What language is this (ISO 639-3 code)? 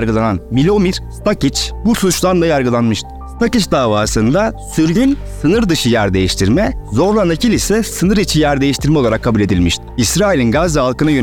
tur